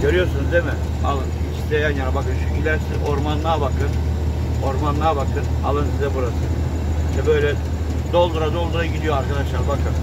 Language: Turkish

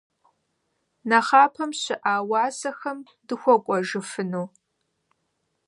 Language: Kabardian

